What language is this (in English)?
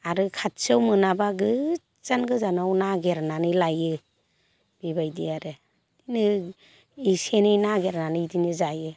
Bodo